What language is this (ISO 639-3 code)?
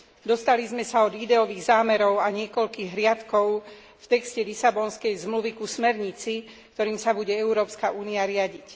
slk